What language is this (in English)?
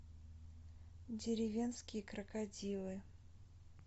Russian